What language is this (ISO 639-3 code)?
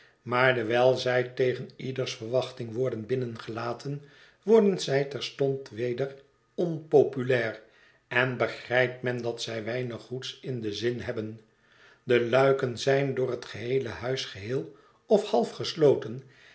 nld